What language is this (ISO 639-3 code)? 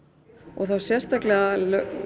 isl